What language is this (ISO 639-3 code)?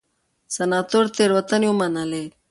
pus